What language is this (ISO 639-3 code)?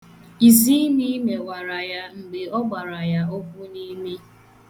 ibo